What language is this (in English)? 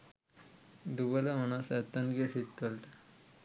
Sinhala